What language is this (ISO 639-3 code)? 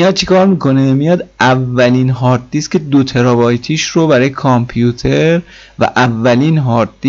fas